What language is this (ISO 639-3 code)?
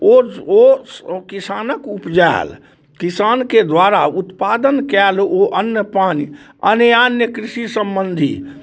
mai